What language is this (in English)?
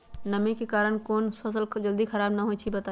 Magahi